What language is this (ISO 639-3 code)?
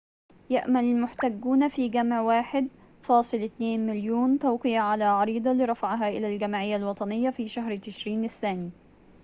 ara